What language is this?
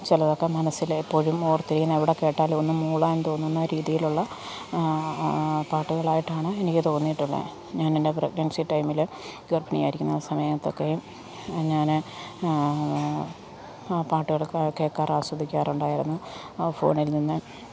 Malayalam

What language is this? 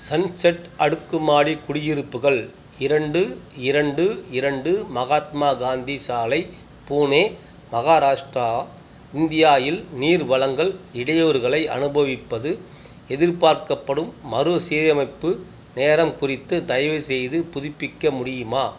Tamil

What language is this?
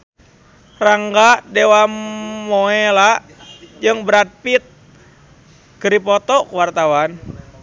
Sundanese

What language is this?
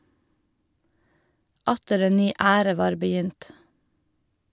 Norwegian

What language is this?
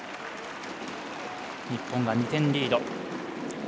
Japanese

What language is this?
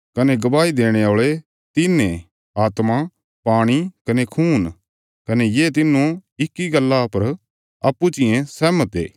Bilaspuri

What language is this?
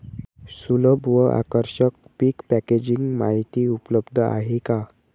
Marathi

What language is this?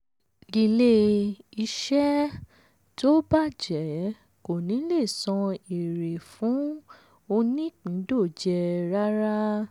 Yoruba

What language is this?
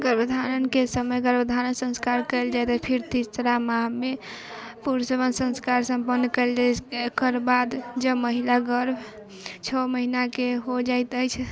Maithili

